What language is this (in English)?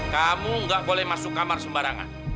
Indonesian